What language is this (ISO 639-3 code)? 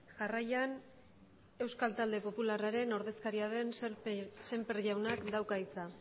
eus